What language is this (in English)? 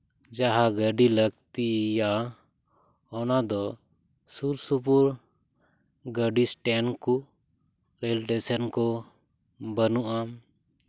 Santali